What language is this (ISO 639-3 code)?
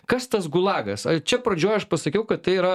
lit